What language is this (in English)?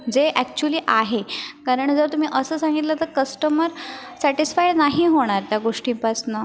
Marathi